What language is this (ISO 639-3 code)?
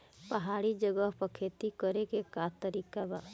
bho